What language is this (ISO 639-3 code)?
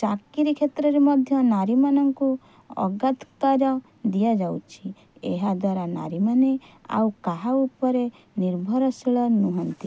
ori